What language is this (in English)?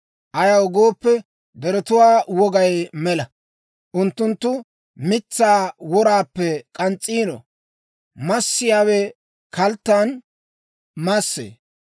Dawro